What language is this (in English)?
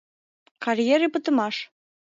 Mari